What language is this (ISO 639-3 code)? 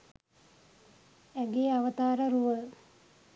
sin